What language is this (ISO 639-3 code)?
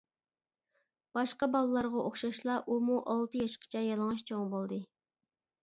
uig